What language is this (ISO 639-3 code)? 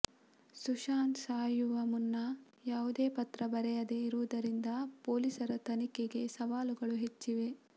kan